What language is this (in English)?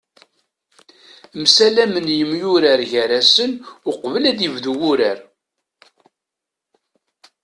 Kabyle